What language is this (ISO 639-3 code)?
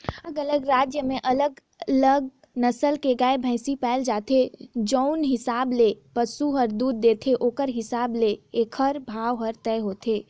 hne